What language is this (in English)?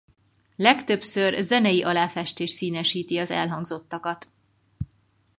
Hungarian